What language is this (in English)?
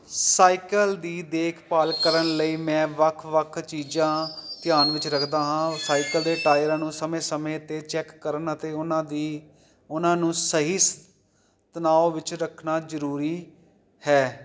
Punjabi